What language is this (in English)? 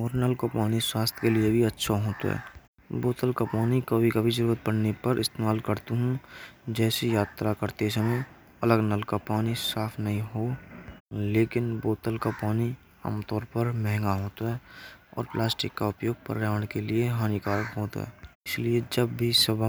Braj